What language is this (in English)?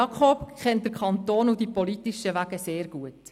Swiss German